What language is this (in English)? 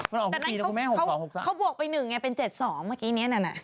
Thai